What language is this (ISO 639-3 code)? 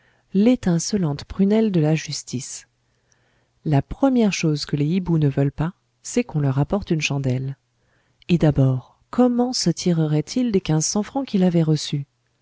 fra